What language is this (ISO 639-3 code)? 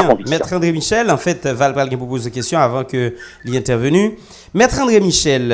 fra